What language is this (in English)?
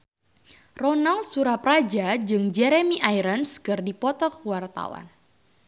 Sundanese